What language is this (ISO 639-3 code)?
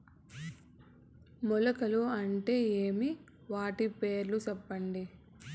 tel